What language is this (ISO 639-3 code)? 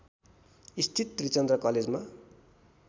nep